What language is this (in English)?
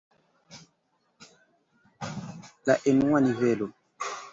Esperanto